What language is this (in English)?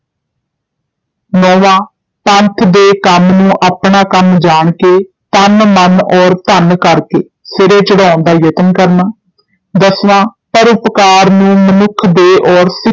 Punjabi